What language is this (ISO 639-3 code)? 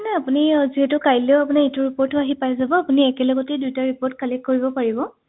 asm